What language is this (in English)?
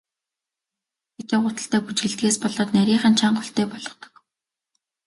Mongolian